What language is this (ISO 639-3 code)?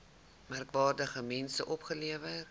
afr